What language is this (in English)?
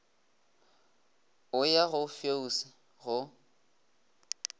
Northern Sotho